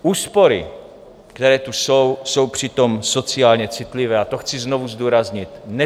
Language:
Czech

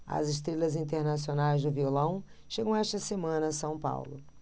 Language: Portuguese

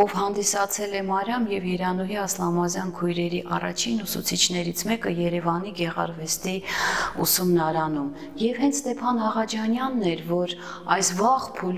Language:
Turkish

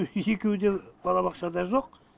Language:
Kazakh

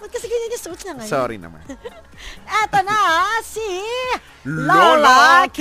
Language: Filipino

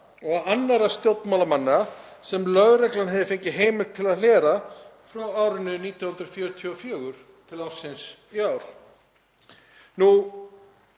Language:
Icelandic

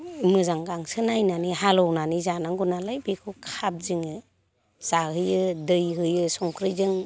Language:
Bodo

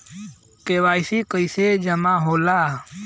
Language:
Bhojpuri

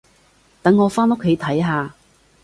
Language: Cantonese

